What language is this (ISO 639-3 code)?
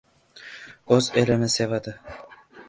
uzb